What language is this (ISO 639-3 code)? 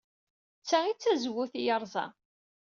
kab